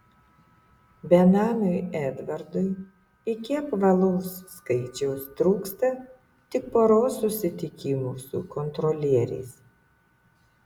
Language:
Lithuanian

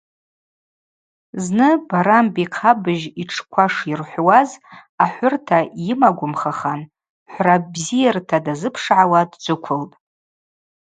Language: Abaza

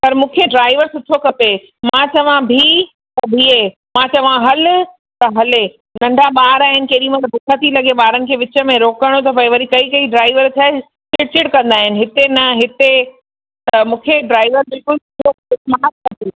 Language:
Sindhi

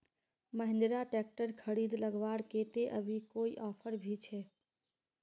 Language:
Magahi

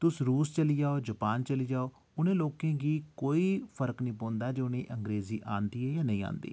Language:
Dogri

